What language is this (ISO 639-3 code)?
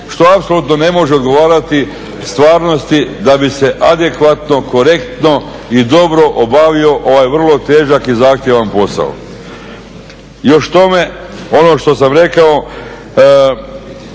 hrv